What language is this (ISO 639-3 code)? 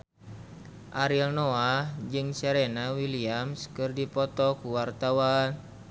sun